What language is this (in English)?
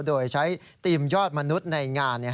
Thai